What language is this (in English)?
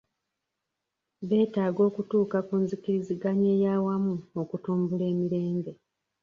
Ganda